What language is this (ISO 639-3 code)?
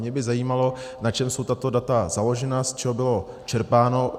ces